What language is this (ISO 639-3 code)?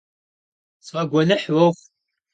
kbd